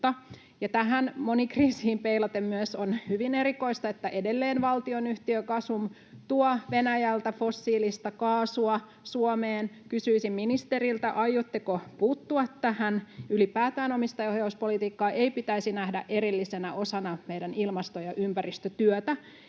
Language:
Finnish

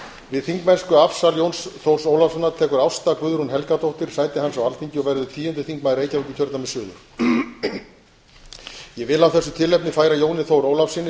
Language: Icelandic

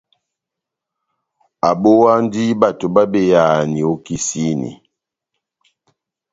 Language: Batanga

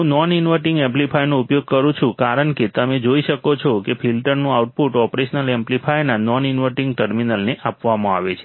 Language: Gujarati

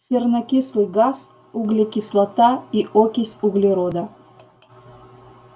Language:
Russian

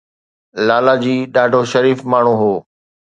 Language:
Sindhi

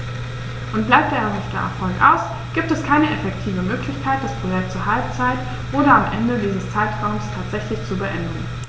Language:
German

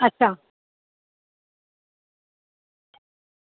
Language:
Dogri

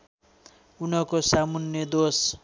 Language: Nepali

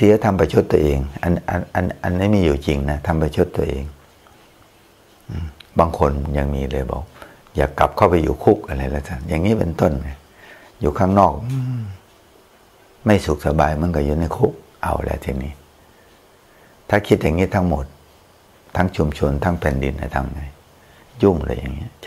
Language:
Thai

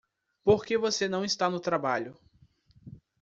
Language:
Portuguese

